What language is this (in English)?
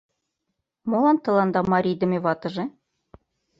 Mari